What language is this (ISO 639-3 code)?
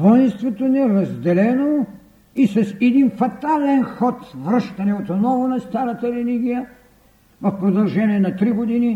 bul